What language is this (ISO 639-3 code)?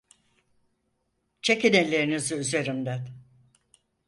tur